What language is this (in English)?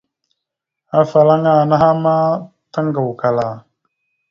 Mada (Cameroon)